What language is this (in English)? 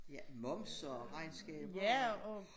Danish